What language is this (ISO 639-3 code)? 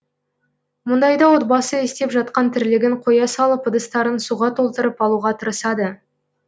kaz